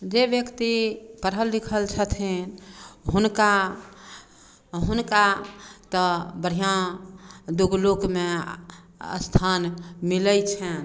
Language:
Maithili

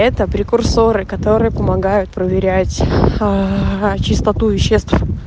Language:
Russian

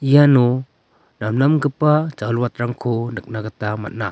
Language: Garo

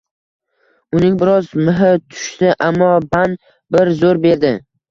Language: Uzbek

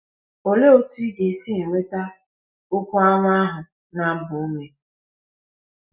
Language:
Igbo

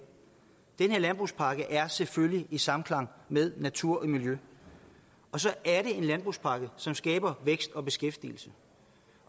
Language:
Danish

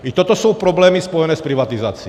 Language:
Czech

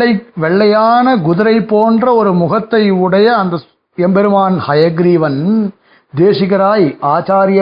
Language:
Tamil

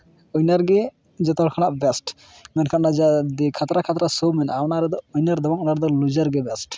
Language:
Santali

